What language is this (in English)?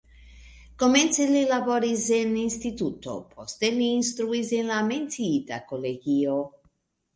Esperanto